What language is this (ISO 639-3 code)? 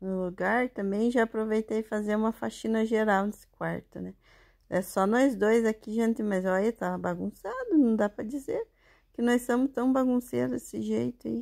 por